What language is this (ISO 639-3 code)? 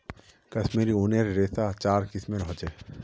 mag